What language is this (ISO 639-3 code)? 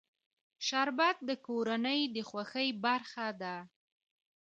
pus